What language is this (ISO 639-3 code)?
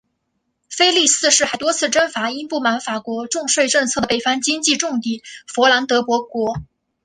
zho